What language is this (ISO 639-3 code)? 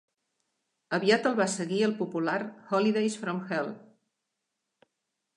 cat